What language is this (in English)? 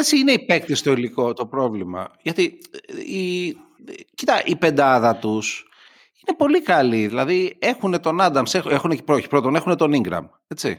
Greek